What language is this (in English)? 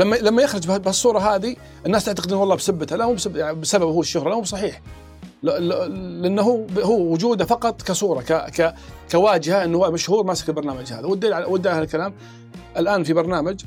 Arabic